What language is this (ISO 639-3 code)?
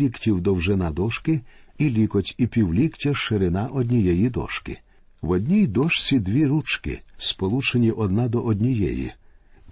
ukr